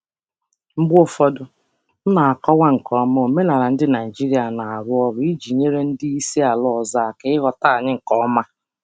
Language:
Igbo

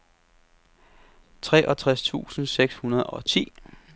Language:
Danish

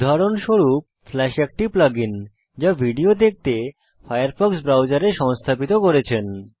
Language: Bangla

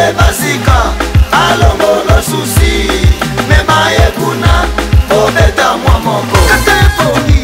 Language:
French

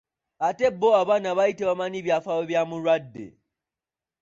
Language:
Ganda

